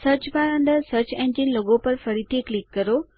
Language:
Gujarati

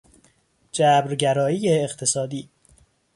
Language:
Persian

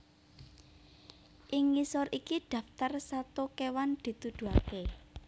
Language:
Javanese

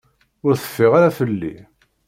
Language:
Kabyle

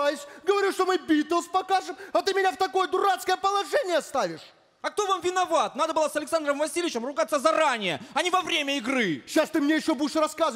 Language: Russian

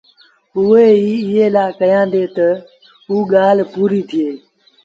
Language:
Sindhi Bhil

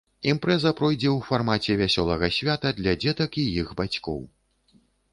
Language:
Belarusian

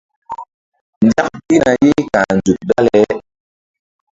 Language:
Mbum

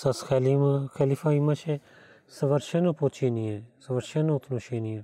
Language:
Bulgarian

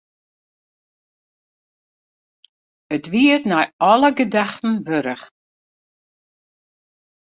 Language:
Western Frisian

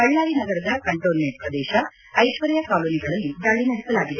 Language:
Kannada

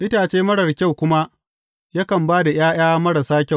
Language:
Hausa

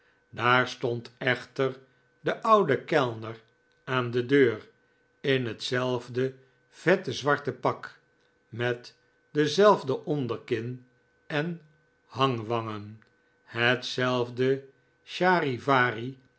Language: Dutch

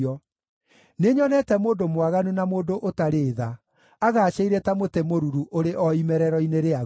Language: Kikuyu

